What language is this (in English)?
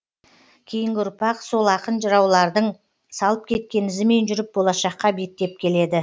Kazakh